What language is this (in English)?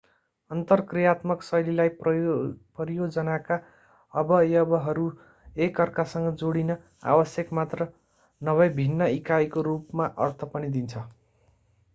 Nepali